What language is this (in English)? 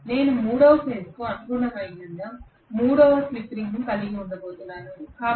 Telugu